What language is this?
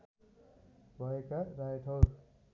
Nepali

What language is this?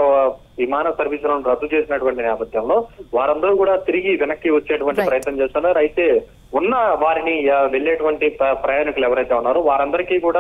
Telugu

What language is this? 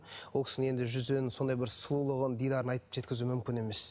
Kazakh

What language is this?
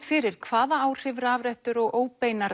Icelandic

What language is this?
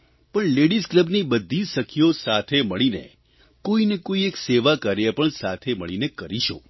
Gujarati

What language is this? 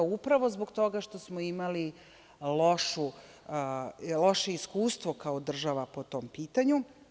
Serbian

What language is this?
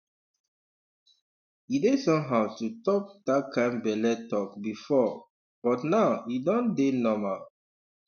Nigerian Pidgin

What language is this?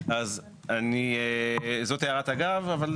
Hebrew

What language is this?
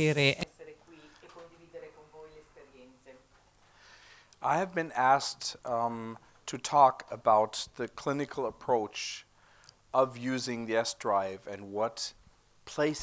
Italian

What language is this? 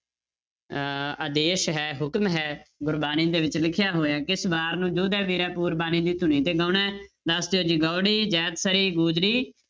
Punjabi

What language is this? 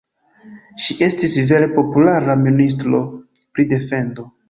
Esperanto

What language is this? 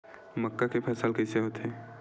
Chhattisgarhi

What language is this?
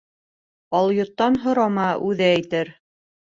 Bashkir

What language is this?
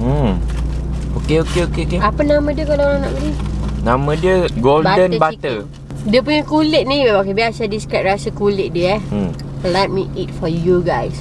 Malay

